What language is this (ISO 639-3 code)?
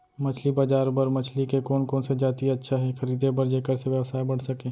hne